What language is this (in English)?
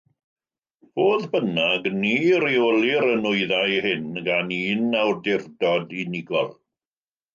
Welsh